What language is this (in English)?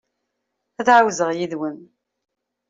Kabyle